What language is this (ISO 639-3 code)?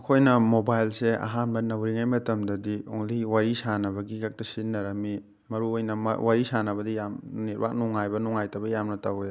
mni